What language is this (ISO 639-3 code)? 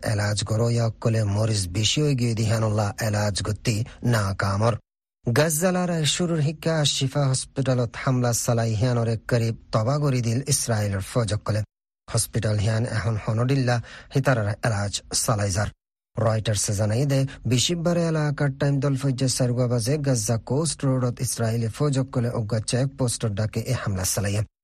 ben